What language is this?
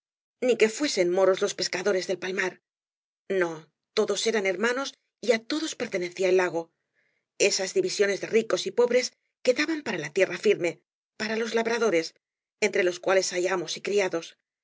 Spanish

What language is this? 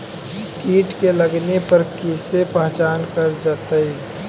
Magahi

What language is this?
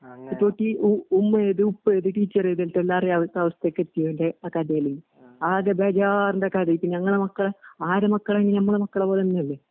Malayalam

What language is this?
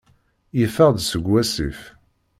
Kabyle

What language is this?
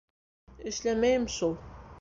Bashkir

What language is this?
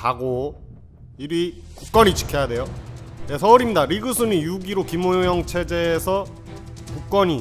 Korean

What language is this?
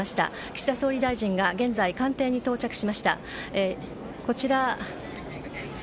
Japanese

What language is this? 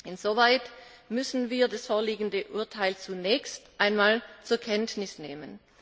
German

